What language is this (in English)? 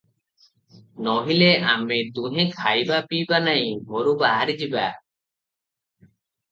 Odia